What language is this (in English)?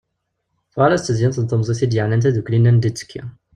Kabyle